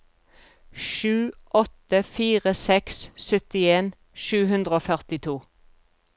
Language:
Norwegian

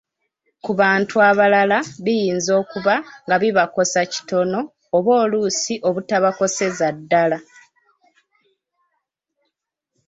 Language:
Ganda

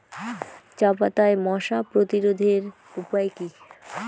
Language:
Bangla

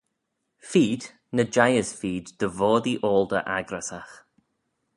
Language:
Manx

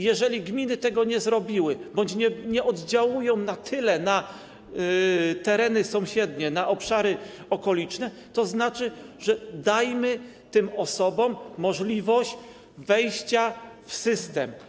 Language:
Polish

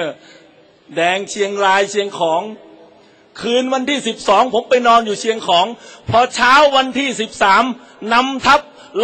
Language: Thai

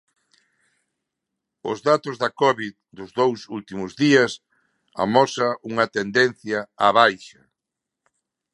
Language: Galician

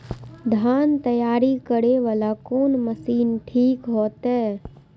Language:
Maithili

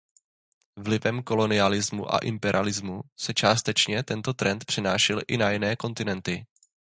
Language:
Czech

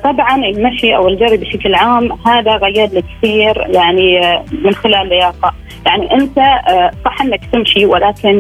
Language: Arabic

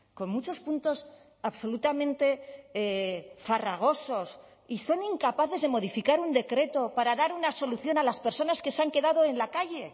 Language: Spanish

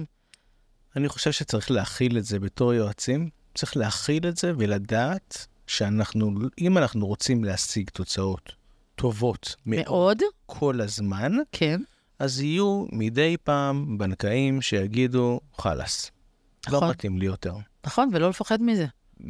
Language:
Hebrew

